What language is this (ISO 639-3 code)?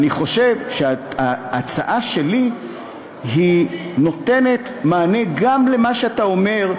heb